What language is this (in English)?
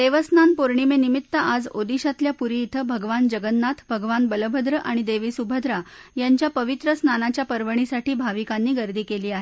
Marathi